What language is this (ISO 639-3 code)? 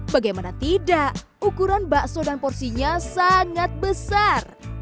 ind